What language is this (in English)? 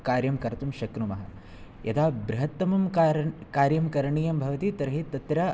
Sanskrit